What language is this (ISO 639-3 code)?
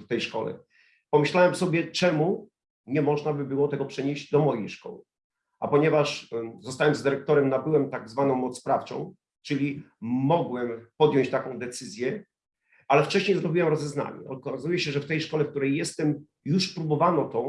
pol